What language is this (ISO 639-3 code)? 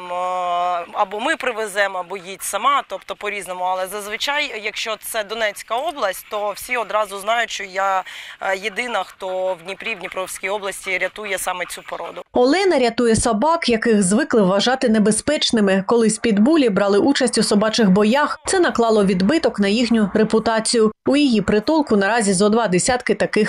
ukr